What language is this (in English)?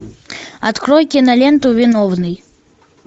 Russian